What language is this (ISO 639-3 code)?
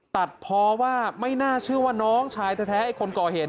tha